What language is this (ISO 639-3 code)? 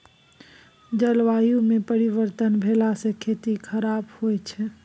mai